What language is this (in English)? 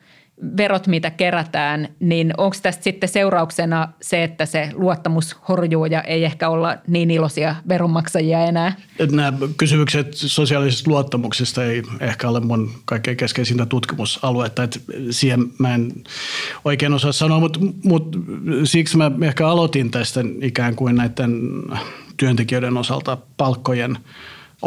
Finnish